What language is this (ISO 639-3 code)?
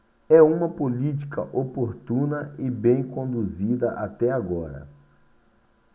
por